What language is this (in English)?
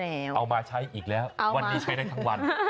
Thai